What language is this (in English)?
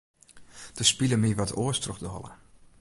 Western Frisian